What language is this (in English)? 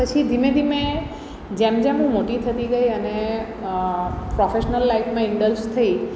Gujarati